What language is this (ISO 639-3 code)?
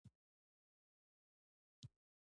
pus